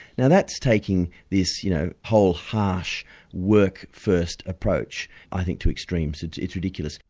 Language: English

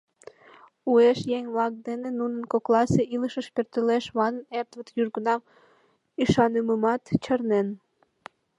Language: Mari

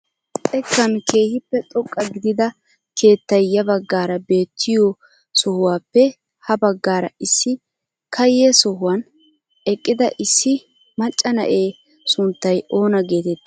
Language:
Wolaytta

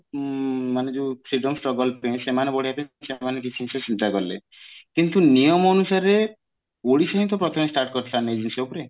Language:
Odia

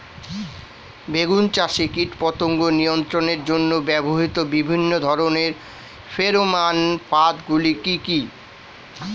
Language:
Bangla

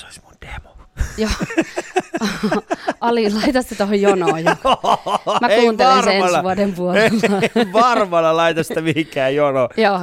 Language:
Finnish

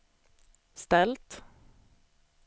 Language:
Swedish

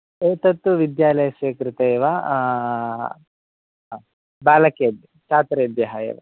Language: Sanskrit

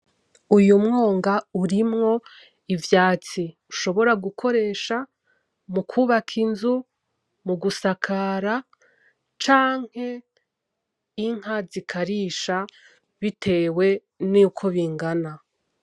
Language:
Rundi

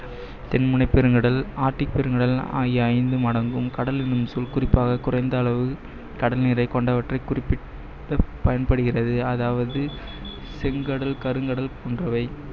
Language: Tamil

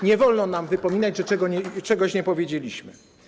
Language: Polish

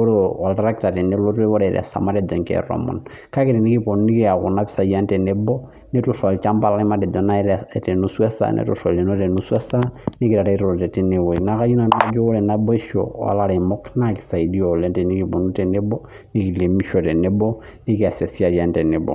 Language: Masai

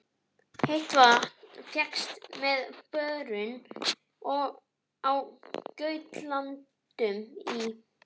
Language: Icelandic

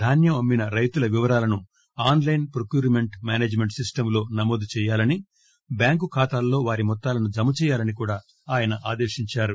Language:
Telugu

